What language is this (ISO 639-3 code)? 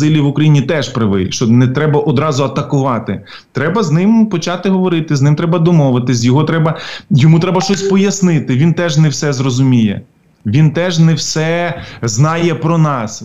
ukr